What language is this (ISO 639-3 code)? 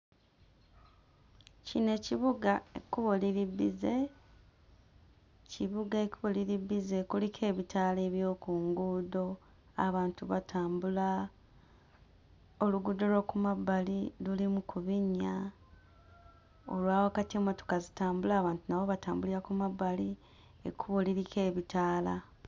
lug